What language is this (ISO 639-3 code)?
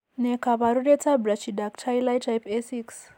kln